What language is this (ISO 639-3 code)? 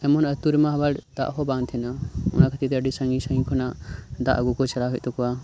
sat